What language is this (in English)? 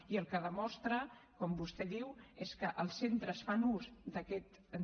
Catalan